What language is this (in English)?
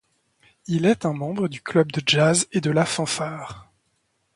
French